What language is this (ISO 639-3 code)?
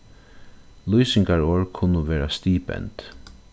fao